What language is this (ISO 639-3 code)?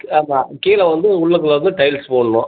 tam